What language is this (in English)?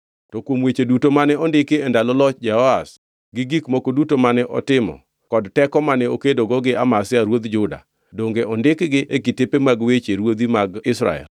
Luo (Kenya and Tanzania)